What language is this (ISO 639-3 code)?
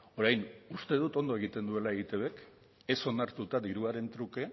eus